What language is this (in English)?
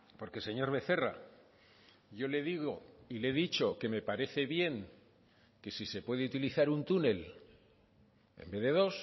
Spanish